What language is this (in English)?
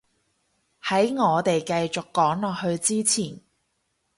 Cantonese